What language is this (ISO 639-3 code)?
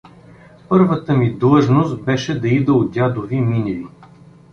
bul